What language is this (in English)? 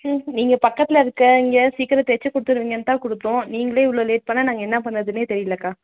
Tamil